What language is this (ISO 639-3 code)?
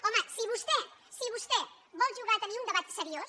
cat